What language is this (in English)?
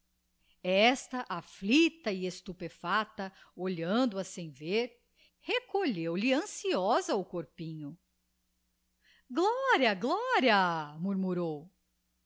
Portuguese